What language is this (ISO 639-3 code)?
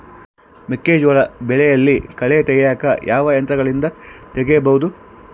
kan